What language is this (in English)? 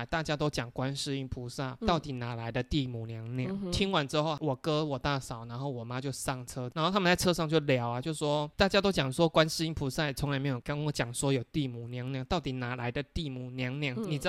Chinese